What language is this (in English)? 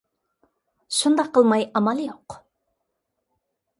Uyghur